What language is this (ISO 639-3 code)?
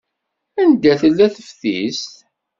kab